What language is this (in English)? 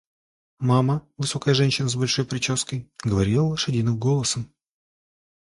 Russian